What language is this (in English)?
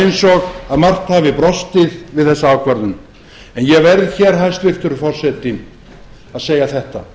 Icelandic